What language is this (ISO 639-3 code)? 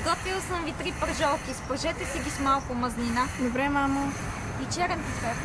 bul